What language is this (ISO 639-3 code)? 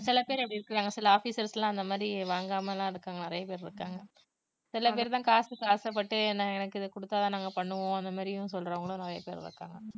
tam